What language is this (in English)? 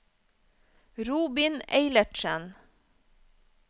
Norwegian